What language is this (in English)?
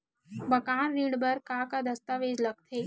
Chhattisgarhi